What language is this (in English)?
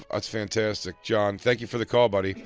English